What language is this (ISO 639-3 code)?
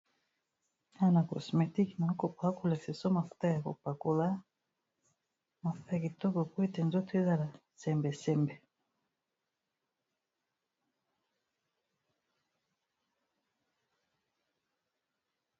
lin